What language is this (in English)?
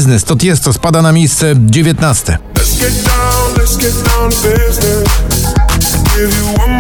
Polish